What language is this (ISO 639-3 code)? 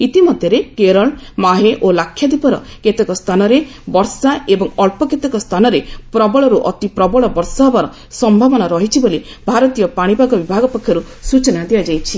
ori